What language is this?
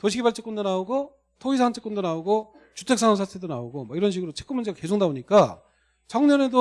Korean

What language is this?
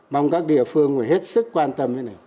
Vietnamese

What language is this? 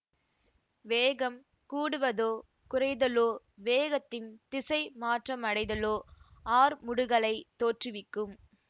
Tamil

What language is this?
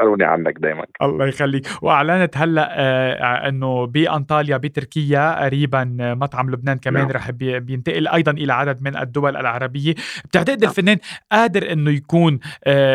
Arabic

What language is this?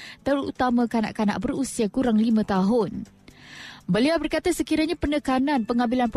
Malay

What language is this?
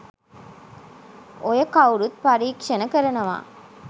Sinhala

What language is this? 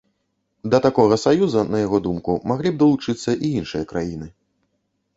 Belarusian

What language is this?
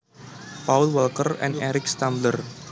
Javanese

